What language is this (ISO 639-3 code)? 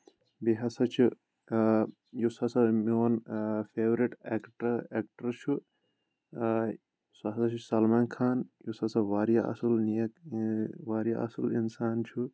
kas